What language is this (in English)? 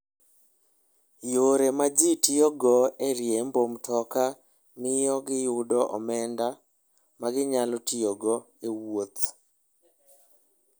Luo (Kenya and Tanzania)